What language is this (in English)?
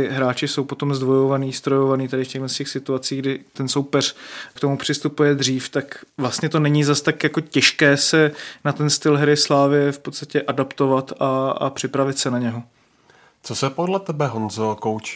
Czech